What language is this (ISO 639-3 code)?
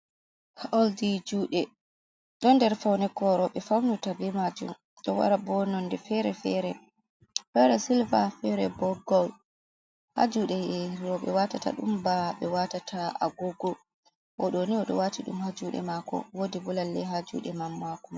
ful